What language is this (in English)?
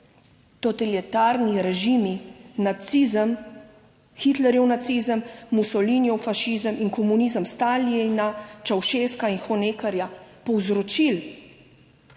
Slovenian